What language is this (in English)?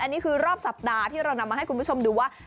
Thai